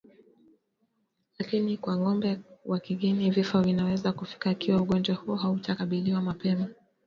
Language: Swahili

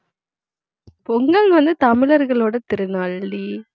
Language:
Tamil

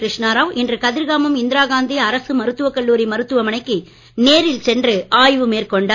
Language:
Tamil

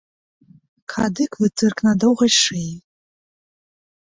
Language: Belarusian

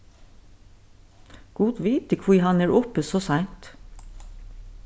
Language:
Faroese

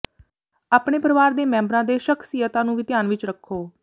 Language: Punjabi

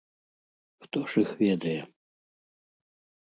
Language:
Belarusian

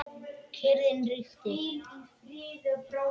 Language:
Icelandic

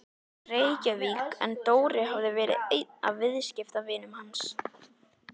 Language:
Icelandic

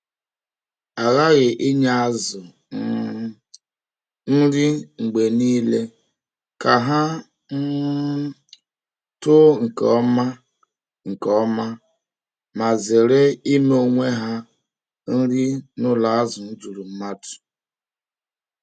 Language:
Igbo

